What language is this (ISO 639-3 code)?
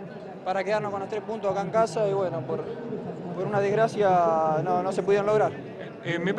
spa